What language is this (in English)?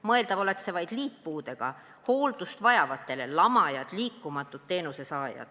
Estonian